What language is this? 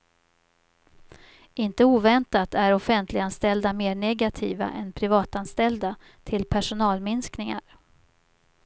Swedish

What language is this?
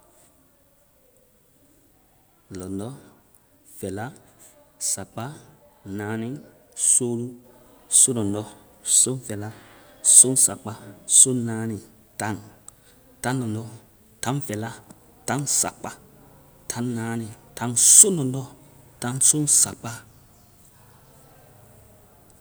Vai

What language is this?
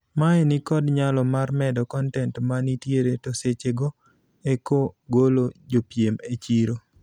Luo (Kenya and Tanzania)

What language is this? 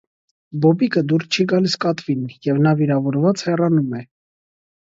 Armenian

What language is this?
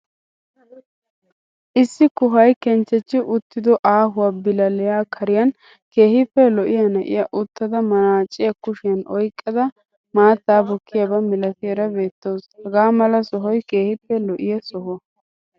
Wolaytta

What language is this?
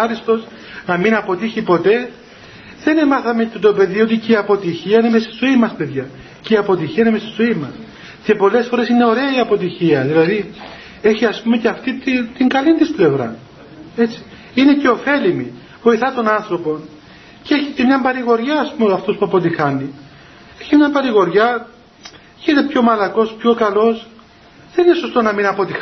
Greek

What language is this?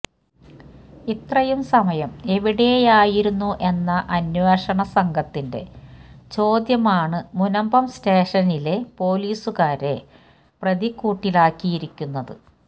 Malayalam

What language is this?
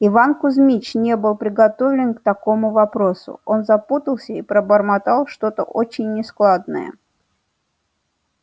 Russian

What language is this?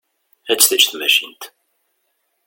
Kabyle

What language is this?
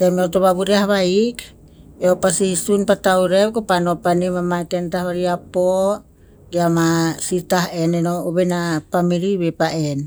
Tinputz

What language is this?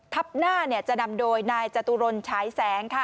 Thai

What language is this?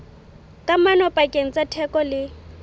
Southern Sotho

